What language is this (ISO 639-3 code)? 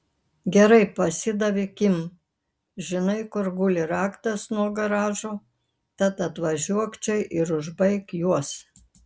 lit